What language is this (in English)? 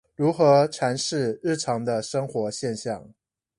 Chinese